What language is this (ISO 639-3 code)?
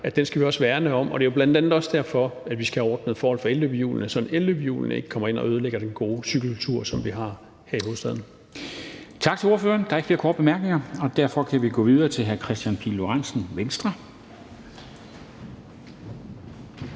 dan